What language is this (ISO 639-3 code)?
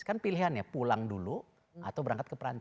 ind